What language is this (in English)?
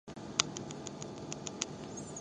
Japanese